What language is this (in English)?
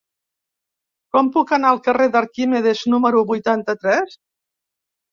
Catalan